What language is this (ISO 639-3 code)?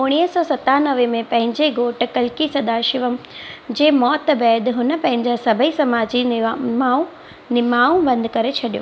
snd